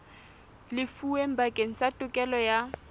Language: Southern Sotho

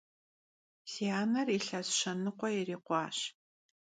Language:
Kabardian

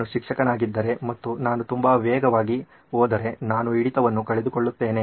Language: Kannada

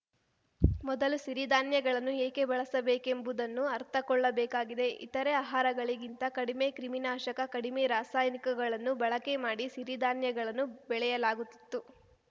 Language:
Kannada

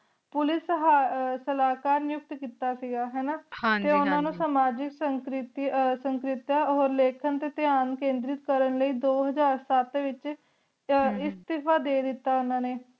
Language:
Punjabi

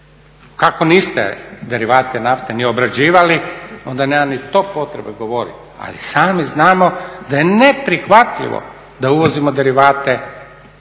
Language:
Croatian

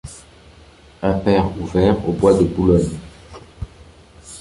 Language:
French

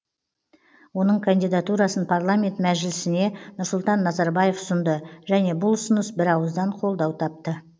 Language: Kazakh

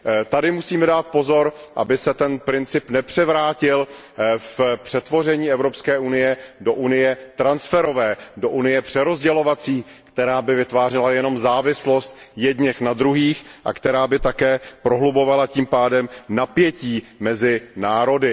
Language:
Czech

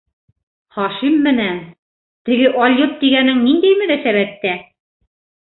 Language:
Bashkir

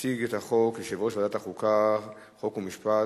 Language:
Hebrew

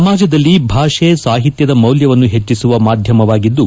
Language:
Kannada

